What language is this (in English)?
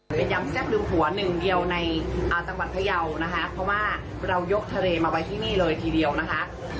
Thai